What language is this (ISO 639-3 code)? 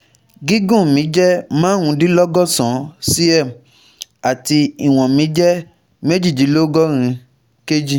yor